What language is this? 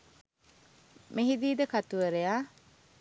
Sinhala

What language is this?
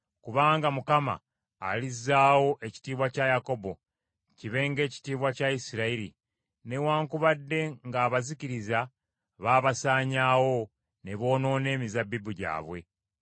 Ganda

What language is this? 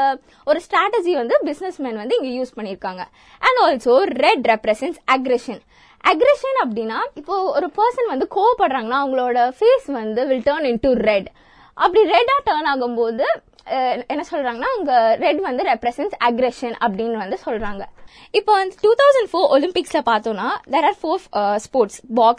Tamil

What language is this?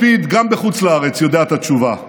Hebrew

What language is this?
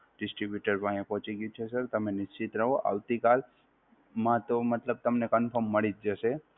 Gujarati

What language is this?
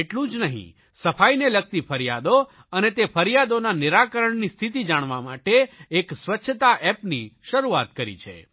Gujarati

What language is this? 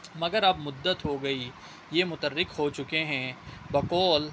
Urdu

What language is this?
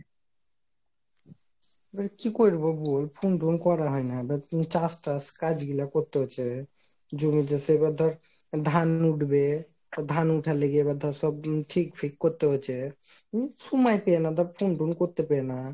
Bangla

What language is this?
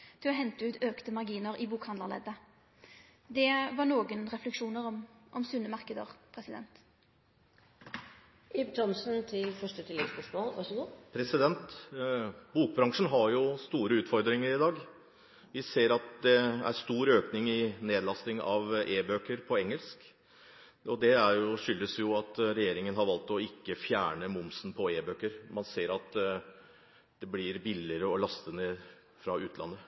Norwegian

